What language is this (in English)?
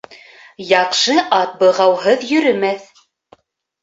Bashkir